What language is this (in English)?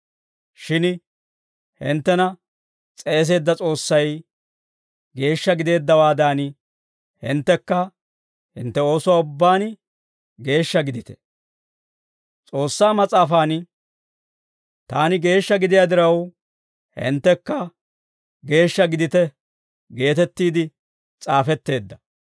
Dawro